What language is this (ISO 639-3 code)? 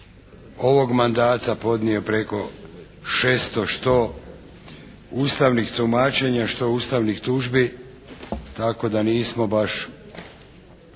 hrv